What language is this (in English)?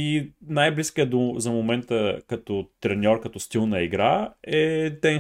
Bulgarian